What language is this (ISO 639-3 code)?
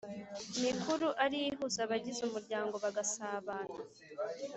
kin